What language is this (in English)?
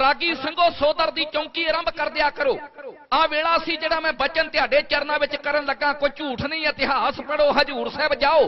Hindi